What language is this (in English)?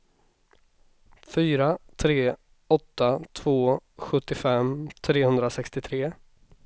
Swedish